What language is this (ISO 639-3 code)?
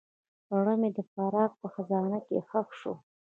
pus